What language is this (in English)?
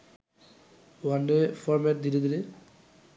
Bangla